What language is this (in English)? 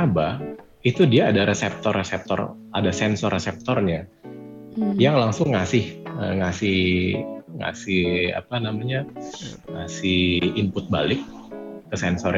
Indonesian